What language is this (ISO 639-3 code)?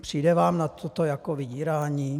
ces